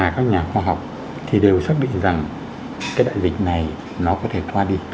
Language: Vietnamese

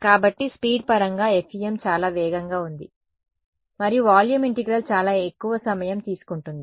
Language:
Telugu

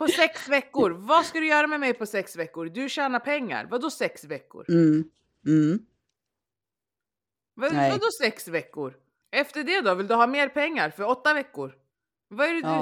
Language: Swedish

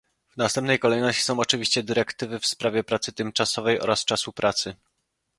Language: Polish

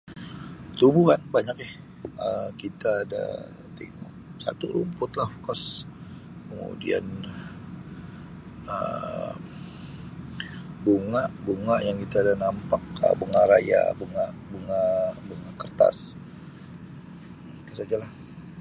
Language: Sabah Malay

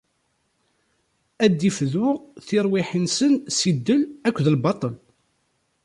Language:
Kabyle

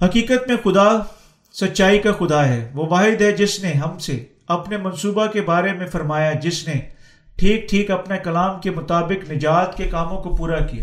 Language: Urdu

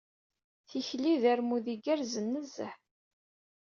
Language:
Kabyle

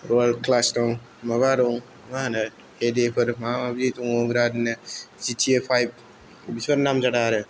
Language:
Bodo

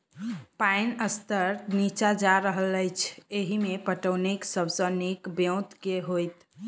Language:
Maithili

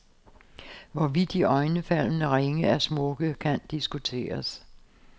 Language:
Danish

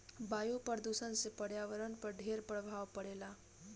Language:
Bhojpuri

